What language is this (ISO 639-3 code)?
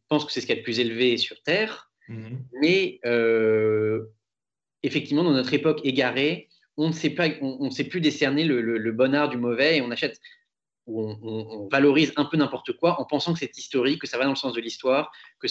fra